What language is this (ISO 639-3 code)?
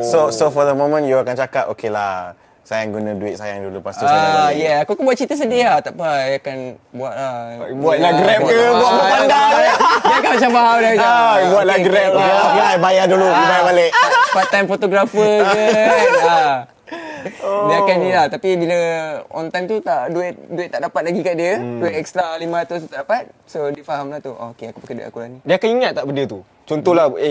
msa